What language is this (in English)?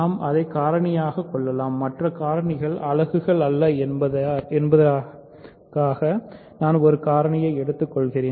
Tamil